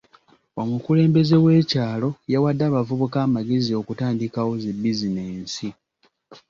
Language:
Ganda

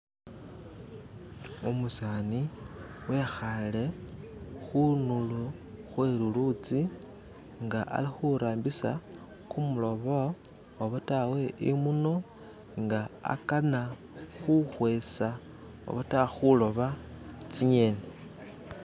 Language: Masaaba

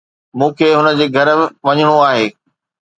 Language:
Sindhi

